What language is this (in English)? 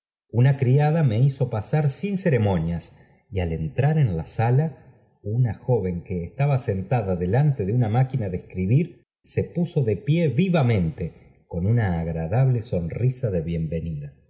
Spanish